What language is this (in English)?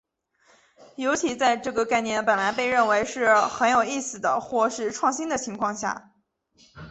Chinese